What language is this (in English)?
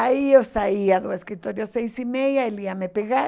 Portuguese